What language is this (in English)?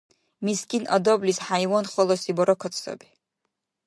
Dargwa